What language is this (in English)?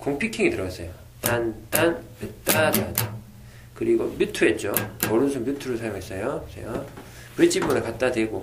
Korean